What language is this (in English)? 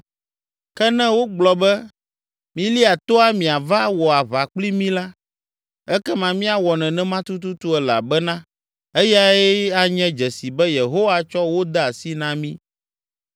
Ewe